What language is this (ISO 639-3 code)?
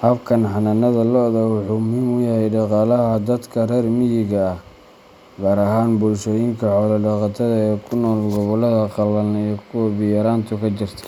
som